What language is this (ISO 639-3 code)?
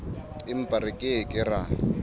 sot